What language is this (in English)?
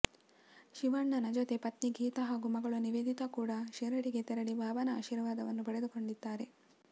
Kannada